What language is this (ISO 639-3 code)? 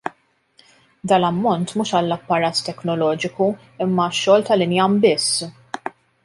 mlt